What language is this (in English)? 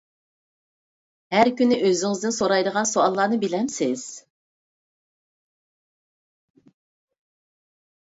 Uyghur